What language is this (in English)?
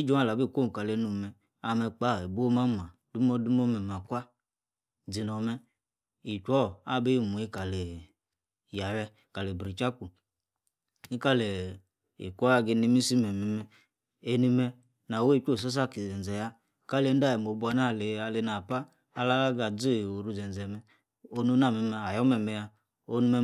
Yace